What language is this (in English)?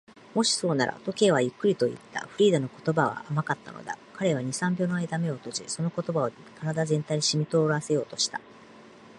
Japanese